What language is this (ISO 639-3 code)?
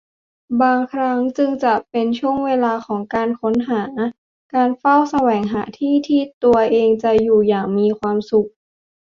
tha